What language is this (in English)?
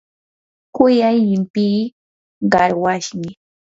Yanahuanca Pasco Quechua